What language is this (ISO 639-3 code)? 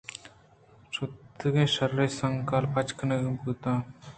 bgp